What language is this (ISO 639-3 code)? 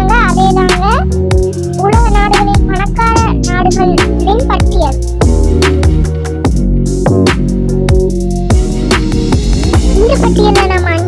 tam